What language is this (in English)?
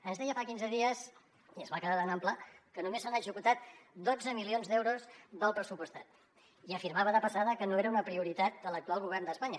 Catalan